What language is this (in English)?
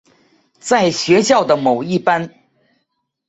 Chinese